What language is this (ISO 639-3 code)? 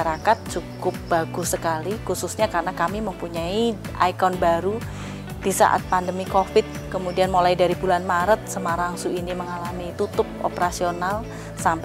ind